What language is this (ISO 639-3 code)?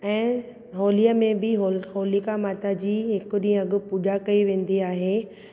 snd